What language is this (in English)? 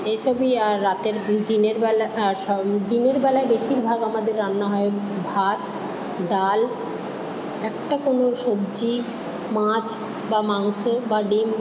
Bangla